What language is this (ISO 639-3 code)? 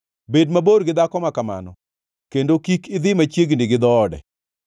luo